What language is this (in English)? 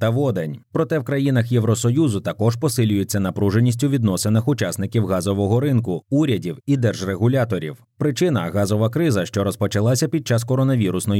Ukrainian